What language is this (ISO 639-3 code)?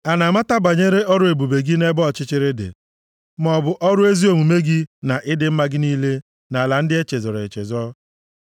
ibo